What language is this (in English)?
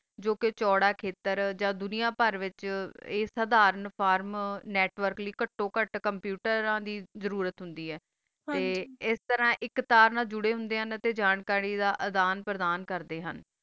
Punjabi